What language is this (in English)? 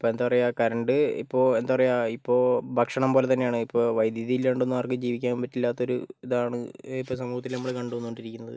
Malayalam